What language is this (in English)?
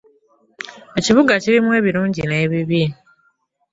Ganda